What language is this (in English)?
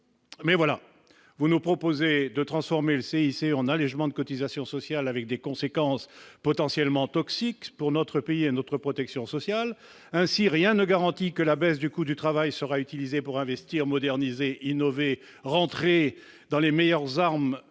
French